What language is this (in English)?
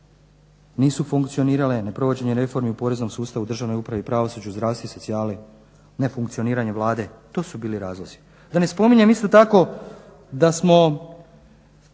Croatian